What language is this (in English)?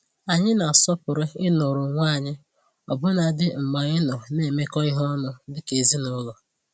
Igbo